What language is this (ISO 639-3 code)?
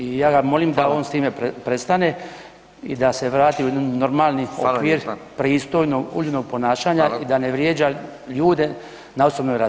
hrv